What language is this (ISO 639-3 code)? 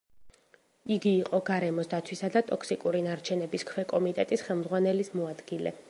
kat